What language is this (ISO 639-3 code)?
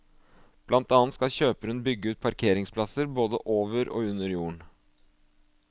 nor